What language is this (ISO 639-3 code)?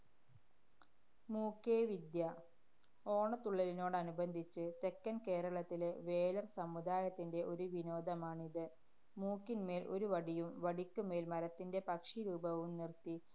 mal